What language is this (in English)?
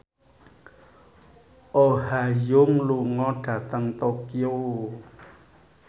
Javanese